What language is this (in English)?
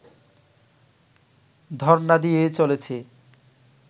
Bangla